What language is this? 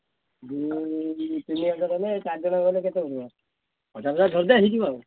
Odia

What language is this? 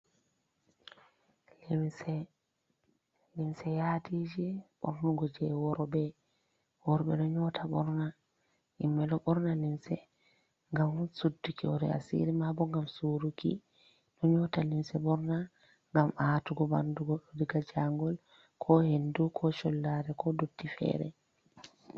Fula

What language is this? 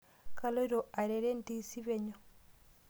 Masai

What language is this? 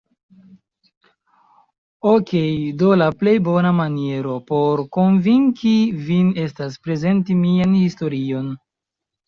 Esperanto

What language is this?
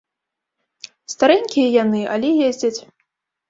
Belarusian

